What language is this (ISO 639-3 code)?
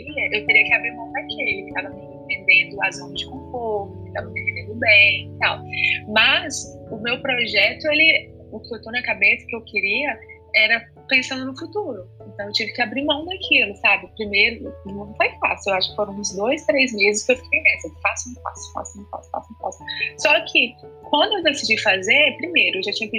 por